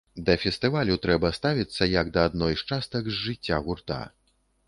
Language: Belarusian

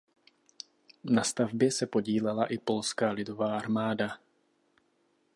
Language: Czech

